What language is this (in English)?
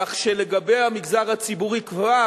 Hebrew